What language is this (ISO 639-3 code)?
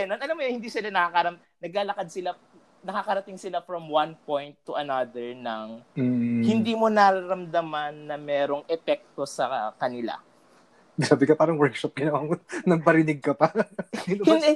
fil